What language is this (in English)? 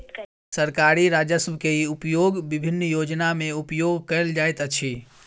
Maithili